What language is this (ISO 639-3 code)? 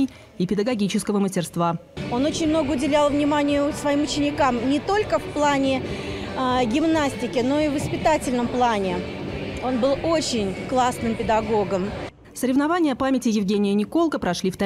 rus